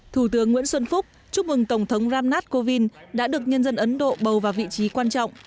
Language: Vietnamese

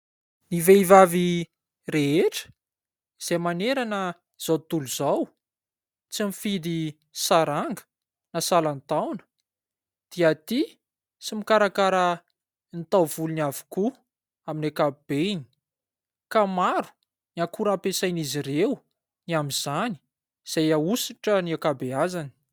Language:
Malagasy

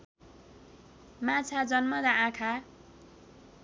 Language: Nepali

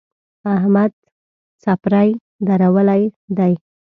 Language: Pashto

